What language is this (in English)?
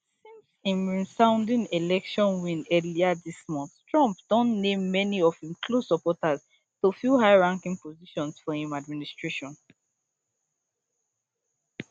Nigerian Pidgin